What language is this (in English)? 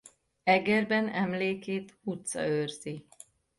Hungarian